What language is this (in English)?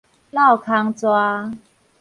Min Nan Chinese